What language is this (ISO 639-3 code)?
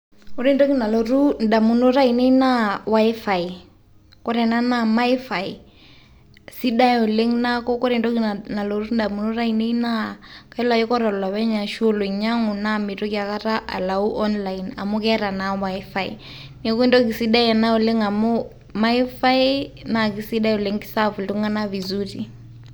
mas